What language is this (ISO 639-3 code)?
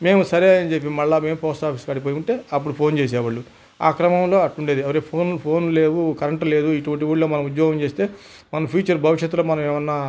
tel